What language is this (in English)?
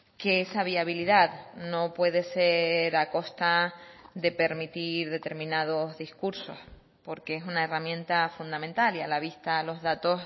Spanish